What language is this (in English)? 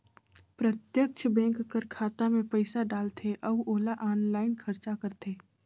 Chhattisgarhi